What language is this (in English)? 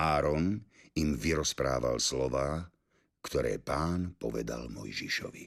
Slovak